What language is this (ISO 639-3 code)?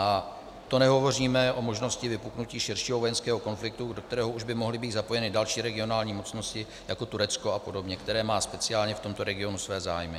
ces